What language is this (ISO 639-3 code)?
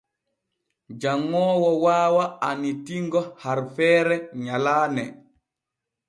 fue